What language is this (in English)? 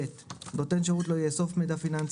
Hebrew